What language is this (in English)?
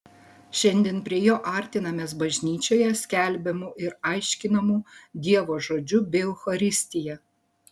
Lithuanian